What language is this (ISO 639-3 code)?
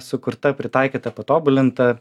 lit